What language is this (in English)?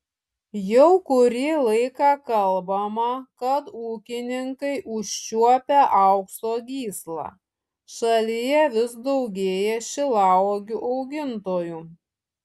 Lithuanian